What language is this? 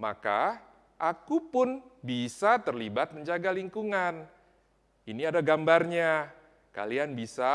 Indonesian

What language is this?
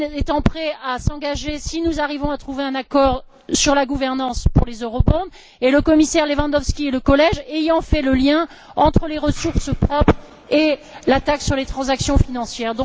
French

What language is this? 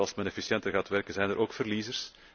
Dutch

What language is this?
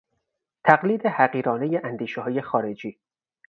Persian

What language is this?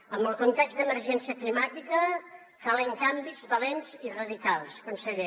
Catalan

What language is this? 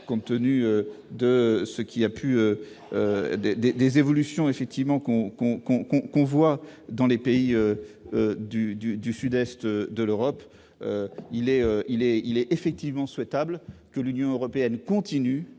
French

